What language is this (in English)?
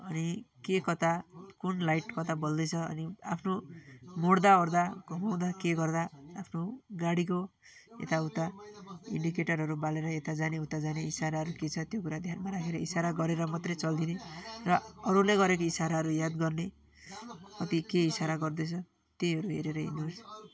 Nepali